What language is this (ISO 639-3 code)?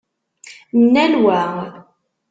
kab